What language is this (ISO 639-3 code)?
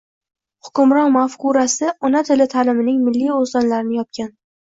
uzb